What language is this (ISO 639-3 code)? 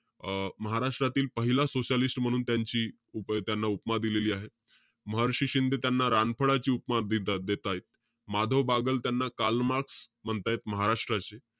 mar